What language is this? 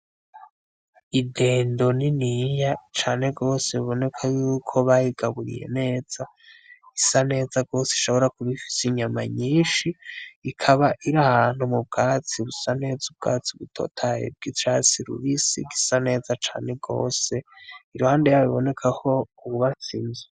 Rundi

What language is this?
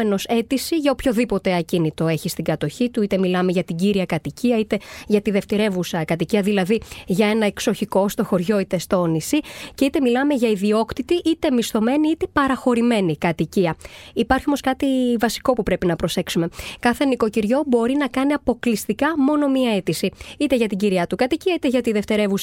Greek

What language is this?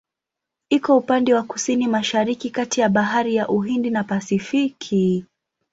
Swahili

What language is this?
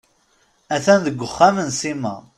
Kabyle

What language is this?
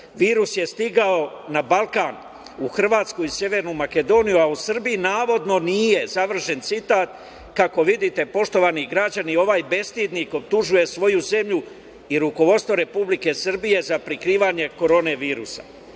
Serbian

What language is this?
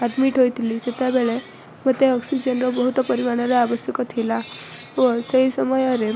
Odia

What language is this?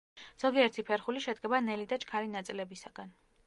Georgian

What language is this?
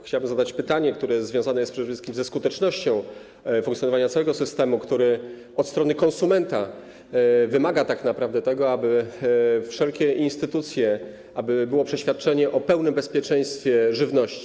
Polish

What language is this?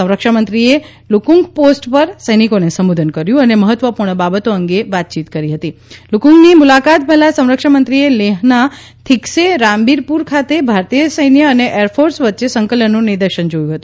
Gujarati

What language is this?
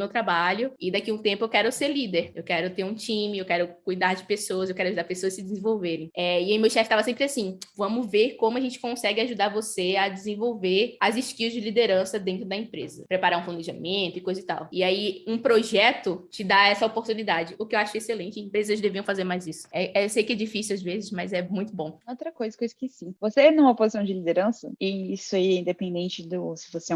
Portuguese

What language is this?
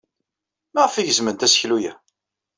Kabyle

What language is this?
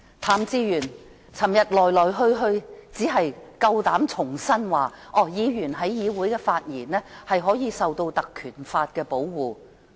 Cantonese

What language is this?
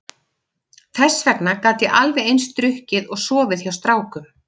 Icelandic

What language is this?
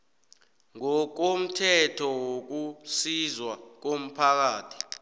South Ndebele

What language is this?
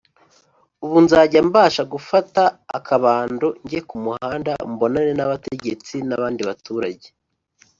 Kinyarwanda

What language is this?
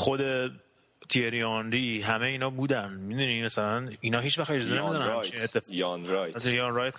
Persian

